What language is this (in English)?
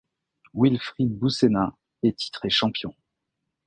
French